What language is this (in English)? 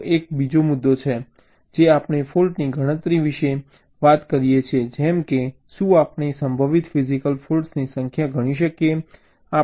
Gujarati